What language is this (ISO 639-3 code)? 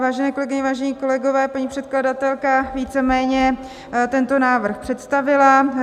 ces